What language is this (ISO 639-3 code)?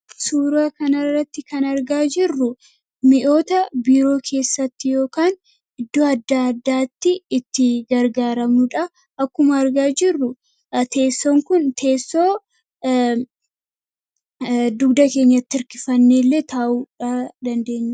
orm